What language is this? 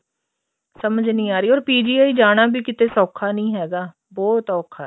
Punjabi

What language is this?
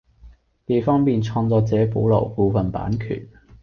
Cantonese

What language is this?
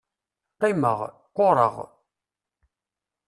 Kabyle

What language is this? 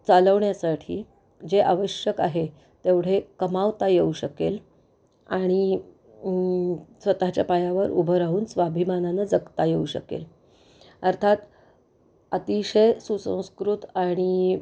Marathi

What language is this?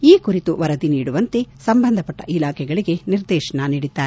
Kannada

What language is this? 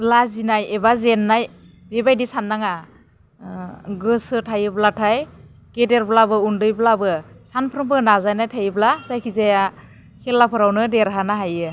Bodo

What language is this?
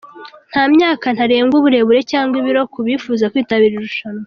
Kinyarwanda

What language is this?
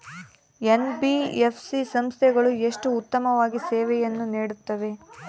Kannada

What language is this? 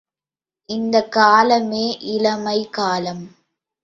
Tamil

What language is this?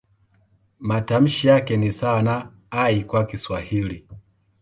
Swahili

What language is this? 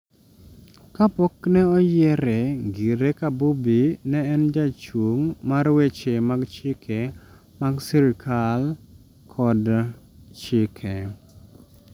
Luo (Kenya and Tanzania)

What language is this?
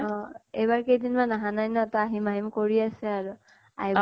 Assamese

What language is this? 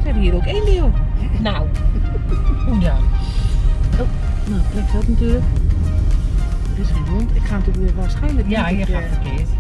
Dutch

